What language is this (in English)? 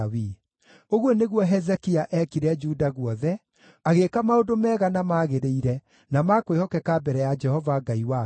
Kikuyu